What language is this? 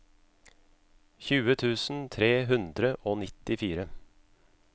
Norwegian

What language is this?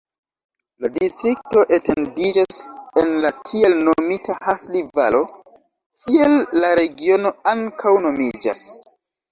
Esperanto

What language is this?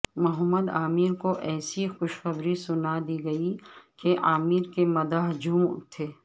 Urdu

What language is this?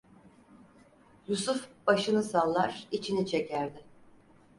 Turkish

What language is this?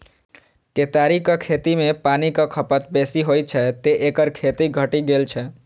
Maithili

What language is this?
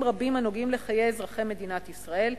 Hebrew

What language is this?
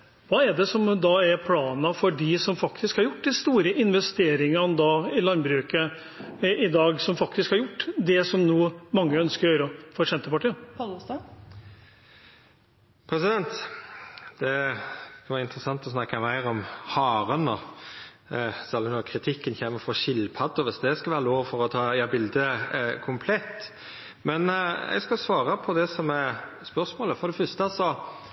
Norwegian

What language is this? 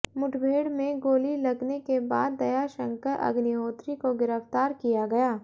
Hindi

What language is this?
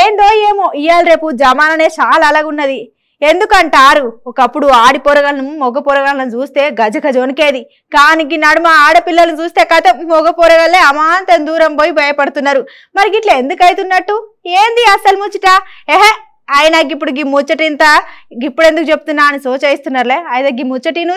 Telugu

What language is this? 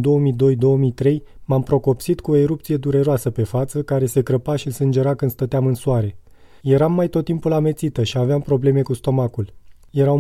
Romanian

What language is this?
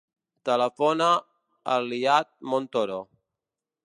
Catalan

